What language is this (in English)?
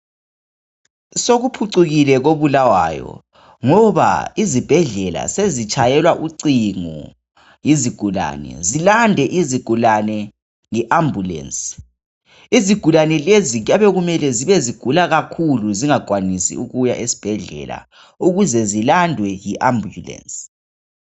North Ndebele